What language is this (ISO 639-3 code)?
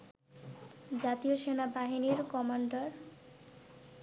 ben